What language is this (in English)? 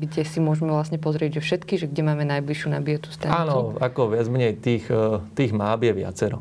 Slovak